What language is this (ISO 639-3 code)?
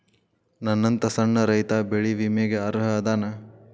kan